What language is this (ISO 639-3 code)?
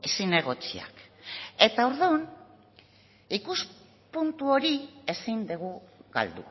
eus